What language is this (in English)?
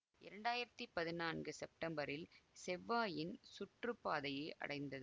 Tamil